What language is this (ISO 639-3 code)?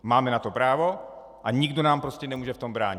ces